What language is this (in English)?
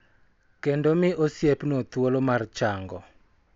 Luo (Kenya and Tanzania)